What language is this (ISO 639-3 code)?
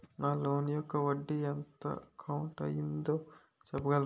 tel